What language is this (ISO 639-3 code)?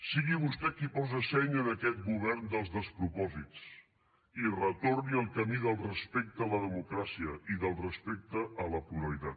cat